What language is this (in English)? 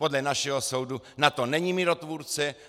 Czech